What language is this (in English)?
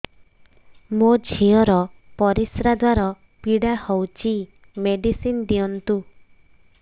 Odia